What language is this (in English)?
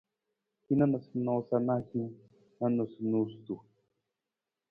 Nawdm